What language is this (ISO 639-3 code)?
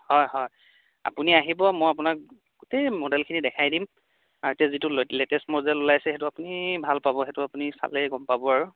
asm